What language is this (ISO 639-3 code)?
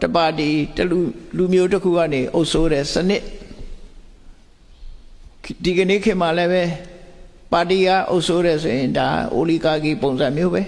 vie